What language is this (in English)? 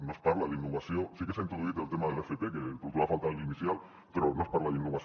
Catalan